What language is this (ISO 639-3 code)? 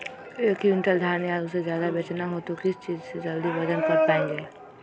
mag